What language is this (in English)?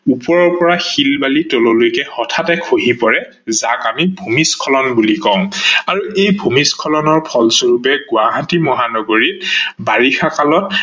Assamese